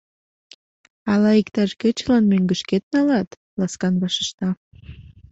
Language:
Mari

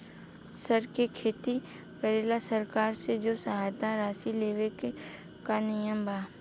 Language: Bhojpuri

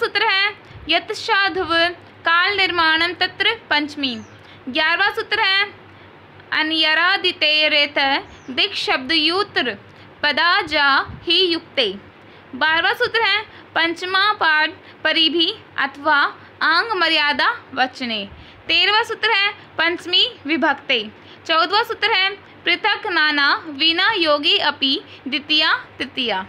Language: Hindi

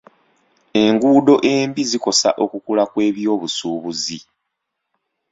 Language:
Ganda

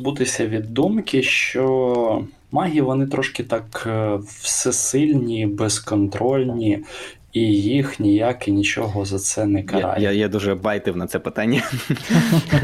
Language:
Ukrainian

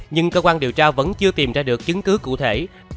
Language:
Vietnamese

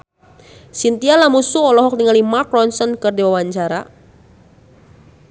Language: Sundanese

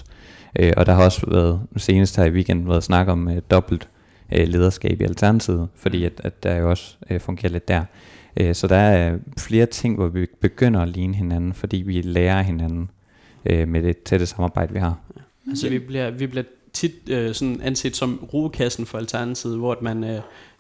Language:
Danish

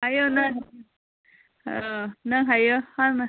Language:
Manipuri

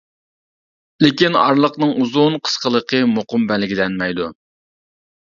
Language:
Uyghur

